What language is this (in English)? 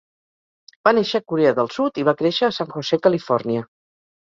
Catalan